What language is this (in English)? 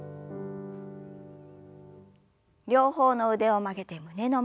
Japanese